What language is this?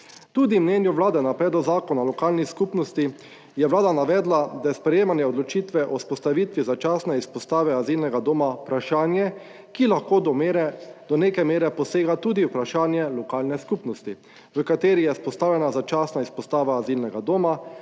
Slovenian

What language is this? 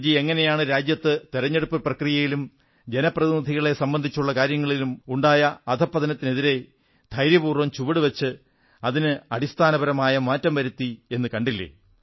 Malayalam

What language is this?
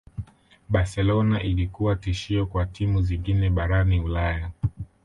Swahili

